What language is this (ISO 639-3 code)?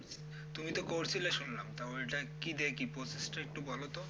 ben